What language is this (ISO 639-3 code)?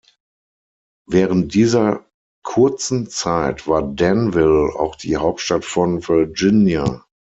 deu